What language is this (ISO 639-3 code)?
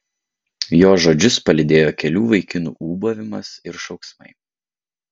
lit